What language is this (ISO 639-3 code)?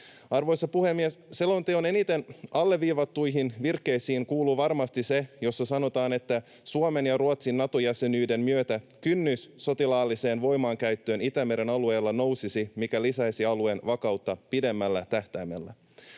fin